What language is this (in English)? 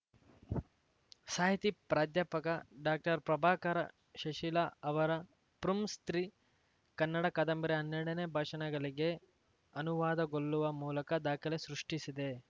Kannada